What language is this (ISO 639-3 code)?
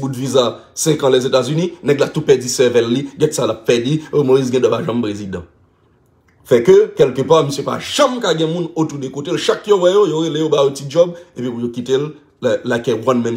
fra